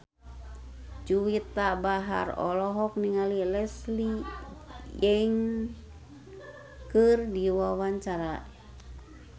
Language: Sundanese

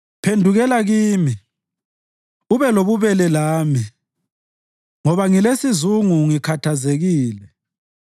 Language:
North Ndebele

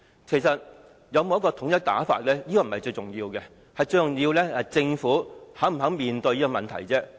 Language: Cantonese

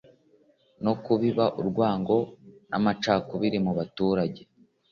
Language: Kinyarwanda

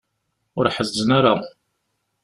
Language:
Kabyle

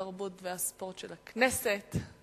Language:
Hebrew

